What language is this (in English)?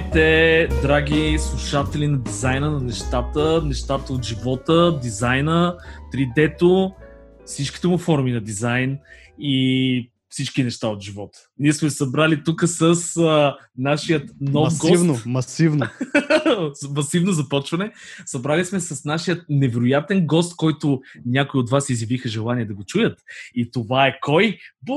Bulgarian